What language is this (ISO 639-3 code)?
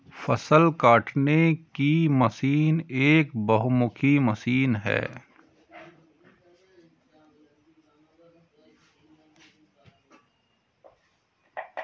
hin